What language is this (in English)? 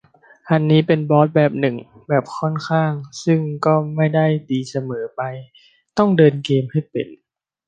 Thai